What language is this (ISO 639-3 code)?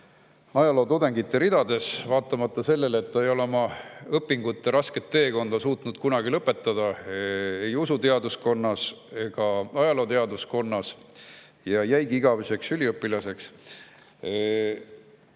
est